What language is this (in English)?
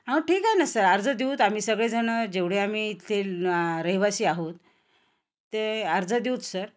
Marathi